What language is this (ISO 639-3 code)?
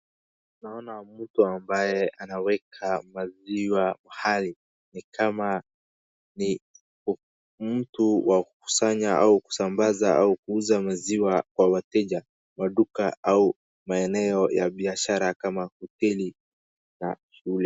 swa